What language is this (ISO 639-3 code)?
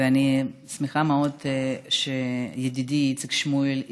heb